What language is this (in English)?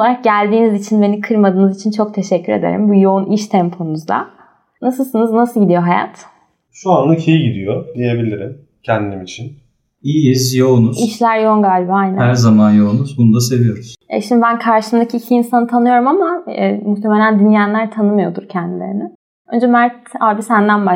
Turkish